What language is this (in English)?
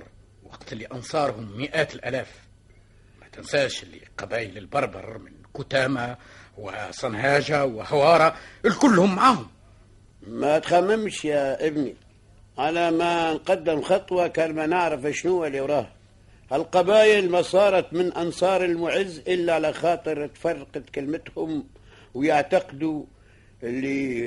Arabic